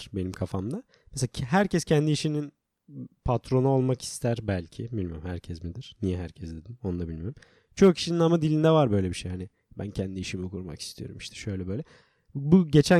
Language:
Turkish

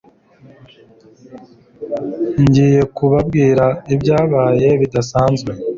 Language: Kinyarwanda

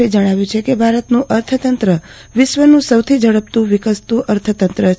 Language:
Gujarati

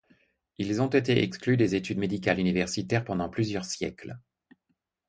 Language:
French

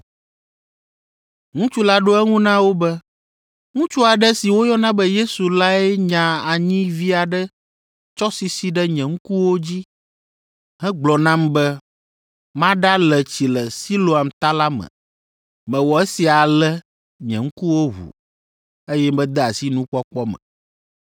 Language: Ewe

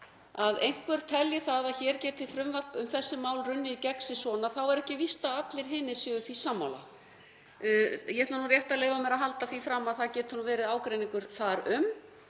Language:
Icelandic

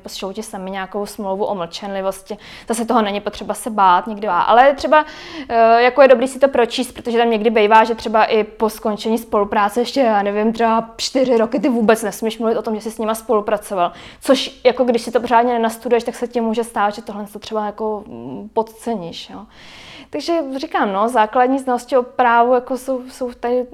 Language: Czech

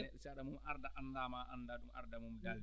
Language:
Fula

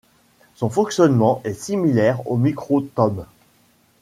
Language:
French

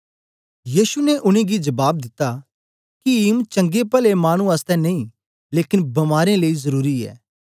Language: Dogri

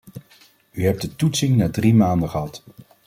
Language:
Dutch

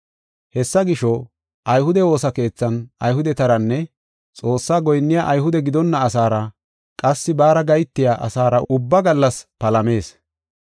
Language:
Gofa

